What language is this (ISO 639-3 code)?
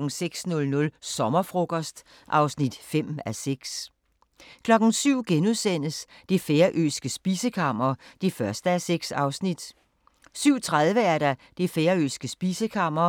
dan